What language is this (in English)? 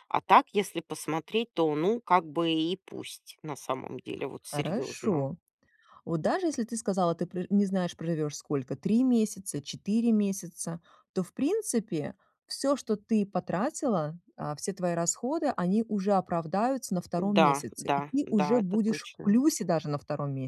Russian